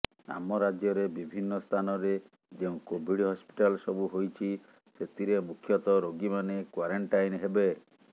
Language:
Odia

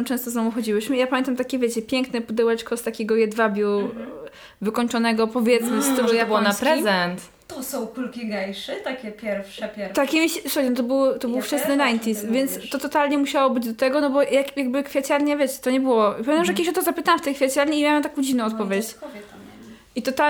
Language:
Polish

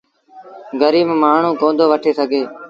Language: Sindhi Bhil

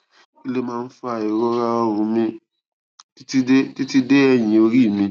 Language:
Yoruba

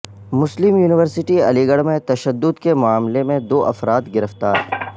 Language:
Urdu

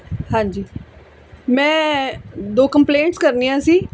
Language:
Punjabi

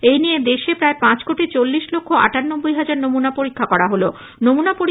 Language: Bangla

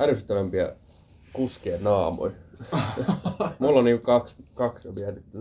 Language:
Finnish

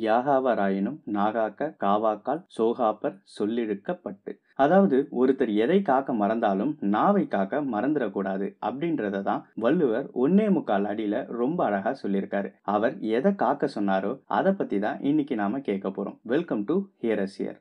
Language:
Tamil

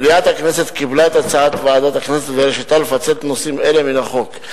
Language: Hebrew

